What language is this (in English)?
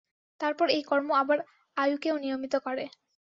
Bangla